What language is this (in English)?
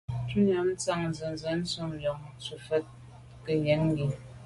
Medumba